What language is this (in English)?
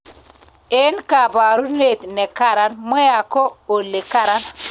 Kalenjin